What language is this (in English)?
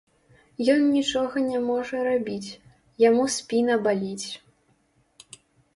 Belarusian